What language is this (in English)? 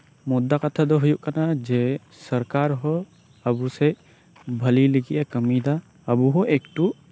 Santali